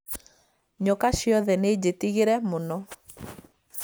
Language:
Kikuyu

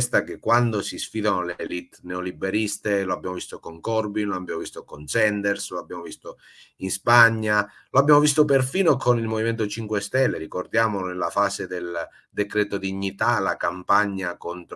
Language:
Italian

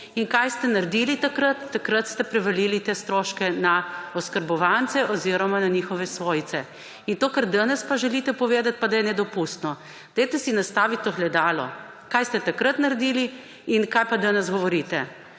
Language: Slovenian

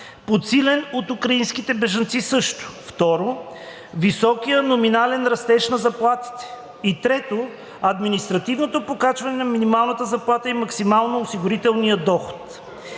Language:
Bulgarian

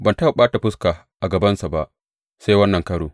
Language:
Hausa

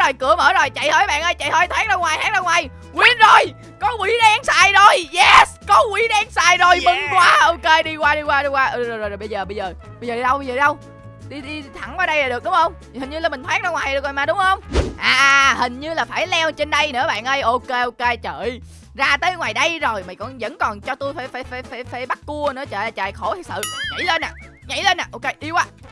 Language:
Vietnamese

